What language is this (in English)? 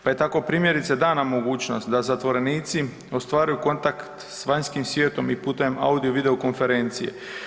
Croatian